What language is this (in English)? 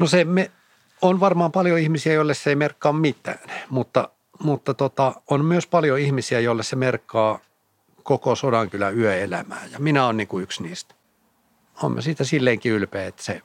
Finnish